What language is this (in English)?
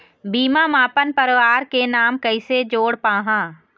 Chhattisgarhi